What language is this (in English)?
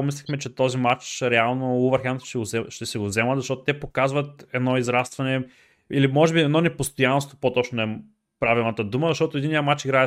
Bulgarian